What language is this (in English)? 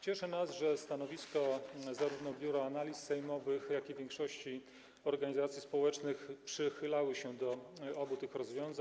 Polish